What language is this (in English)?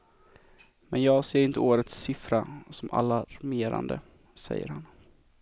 Swedish